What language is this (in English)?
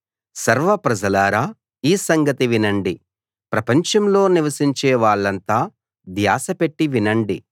Telugu